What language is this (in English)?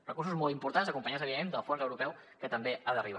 Catalan